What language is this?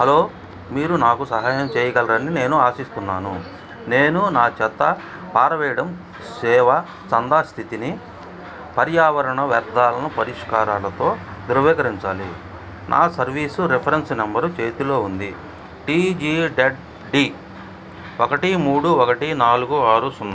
Telugu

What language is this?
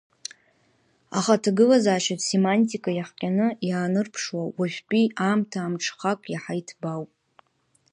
Abkhazian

